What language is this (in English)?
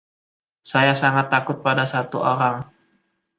Indonesian